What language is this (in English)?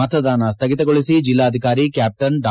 Kannada